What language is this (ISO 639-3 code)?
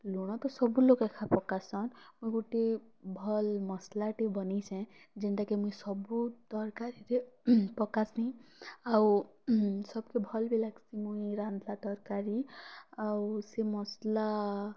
ori